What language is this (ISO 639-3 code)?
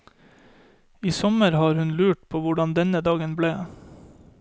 nor